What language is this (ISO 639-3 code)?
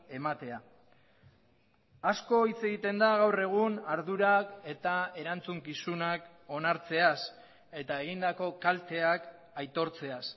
eus